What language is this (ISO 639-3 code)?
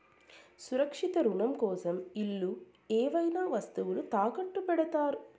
tel